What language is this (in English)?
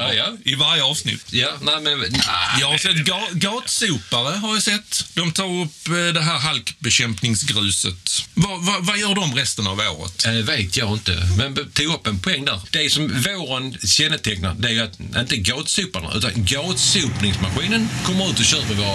Swedish